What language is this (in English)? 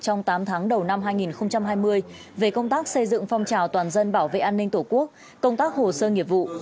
Vietnamese